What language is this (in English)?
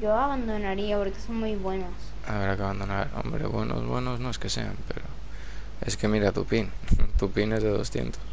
Spanish